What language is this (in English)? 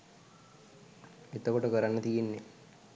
Sinhala